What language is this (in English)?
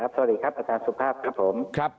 Thai